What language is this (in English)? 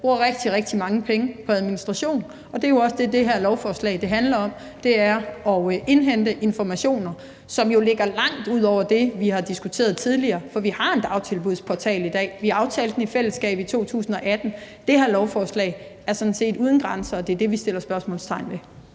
Danish